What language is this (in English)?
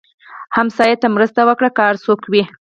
Pashto